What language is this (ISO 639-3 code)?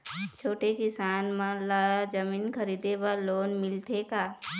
hne